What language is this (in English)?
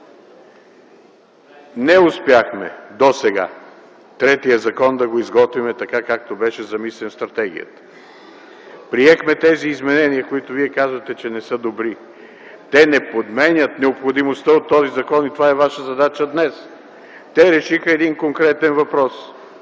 Bulgarian